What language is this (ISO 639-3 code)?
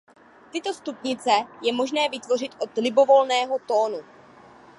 ces